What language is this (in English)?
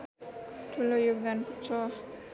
Nepali